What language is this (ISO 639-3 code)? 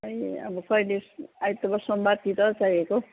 nep